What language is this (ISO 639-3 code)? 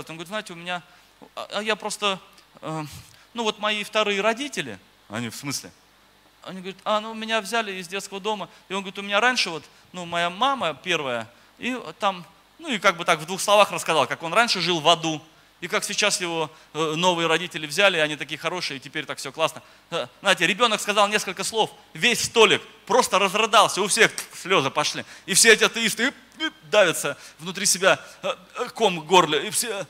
rus